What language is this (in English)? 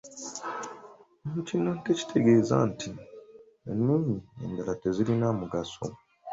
Ganda